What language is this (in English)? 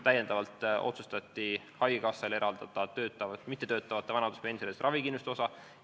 Estonian